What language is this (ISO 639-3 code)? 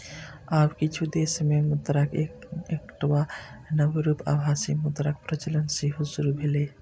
mai